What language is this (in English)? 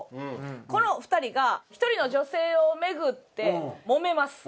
Japanese